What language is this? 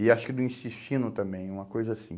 Portuguese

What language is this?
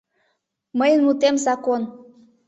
Mari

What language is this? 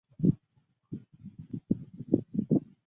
Chinese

